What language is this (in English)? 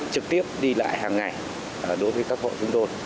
Vietnamese